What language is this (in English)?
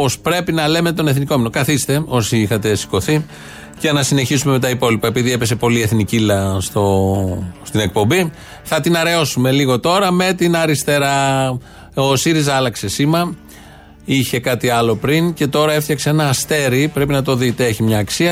Greek